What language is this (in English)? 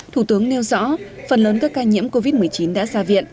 Vietnamese